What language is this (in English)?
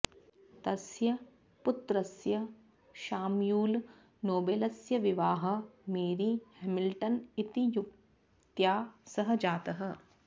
Sanskrit